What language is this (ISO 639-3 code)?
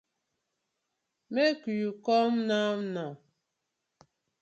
pcm